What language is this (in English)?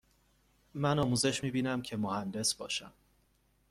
Persian